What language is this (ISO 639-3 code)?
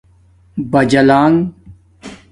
dmk